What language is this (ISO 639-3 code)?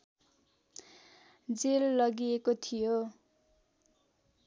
nep